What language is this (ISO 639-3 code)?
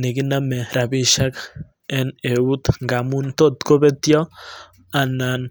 kln